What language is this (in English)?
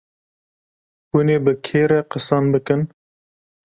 Kurdish